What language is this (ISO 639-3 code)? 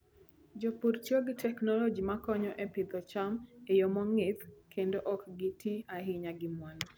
luo